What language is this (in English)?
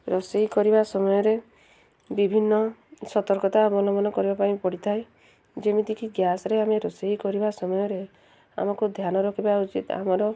Odia